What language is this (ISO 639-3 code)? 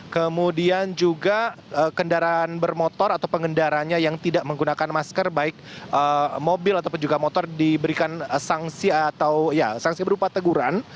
ind